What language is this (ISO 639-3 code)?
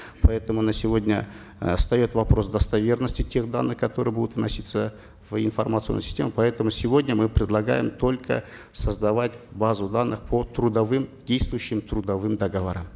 kaz